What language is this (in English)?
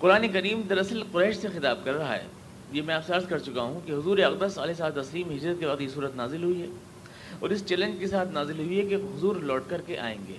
Urdu